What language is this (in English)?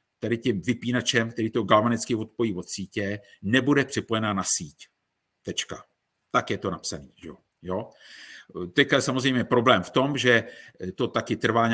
Czech